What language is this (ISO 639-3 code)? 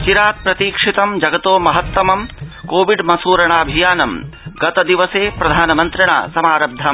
san